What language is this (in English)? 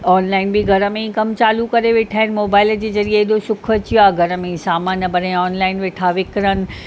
Sindhi